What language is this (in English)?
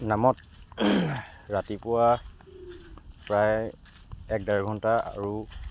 Assamese